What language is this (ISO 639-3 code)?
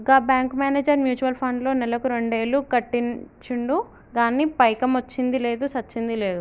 tel